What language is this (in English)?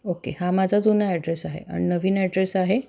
Marathi